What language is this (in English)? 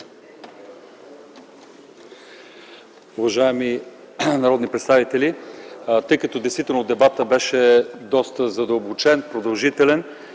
Bulgarian